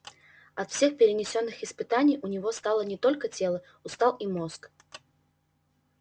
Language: Russian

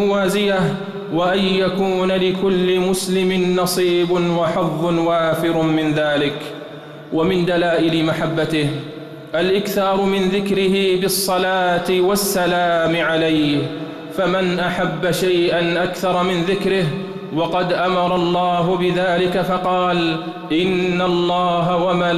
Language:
Arabic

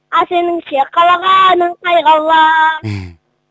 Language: Kazakh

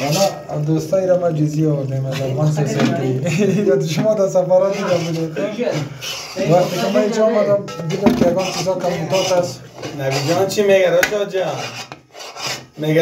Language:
Persian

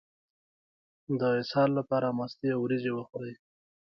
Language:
Pashto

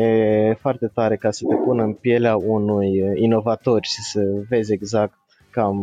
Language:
Romanian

